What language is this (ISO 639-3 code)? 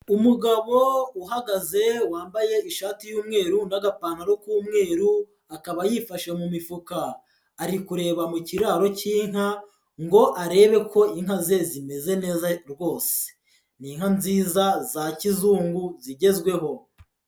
kin